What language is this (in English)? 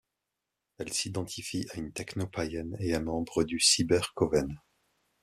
French